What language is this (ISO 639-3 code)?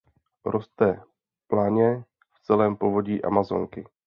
ces